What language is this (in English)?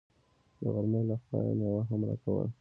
Pashto